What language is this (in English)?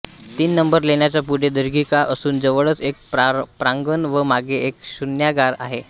Marathi